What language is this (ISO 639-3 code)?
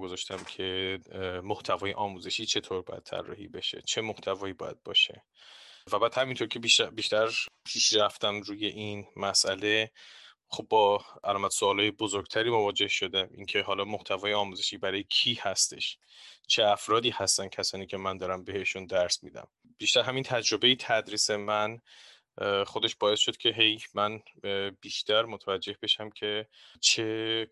fas